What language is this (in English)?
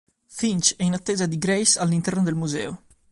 Italian